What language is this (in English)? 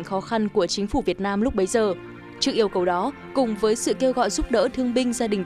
Vietnamese